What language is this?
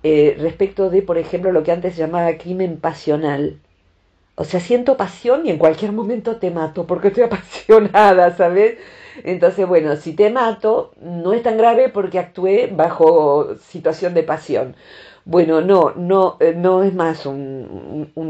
Spanish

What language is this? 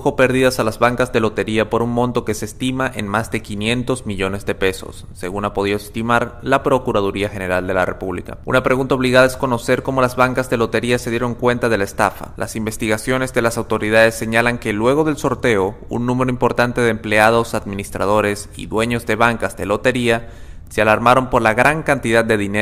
Spanish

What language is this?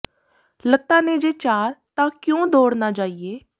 Punjabi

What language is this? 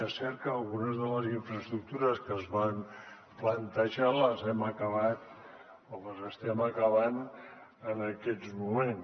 Catalan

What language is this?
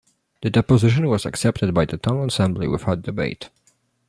English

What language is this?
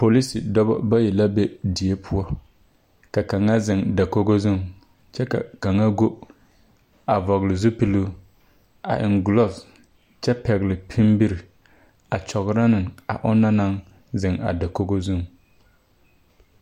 Southern Dagaare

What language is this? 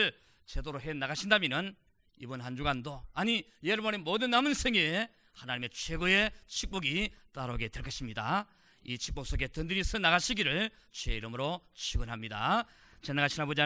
Korean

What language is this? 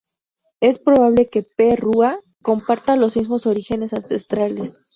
Spanish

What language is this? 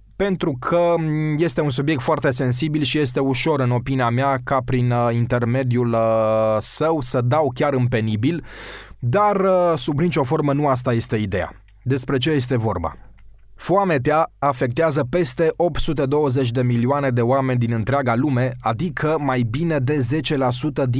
Romanian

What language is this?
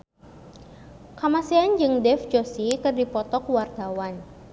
Sundanese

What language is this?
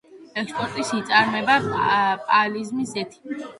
Georgian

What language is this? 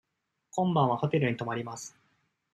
Japanese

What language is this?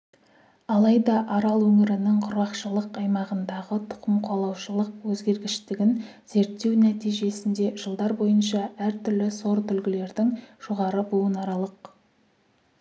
Kazakh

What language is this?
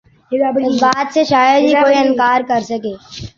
Urdu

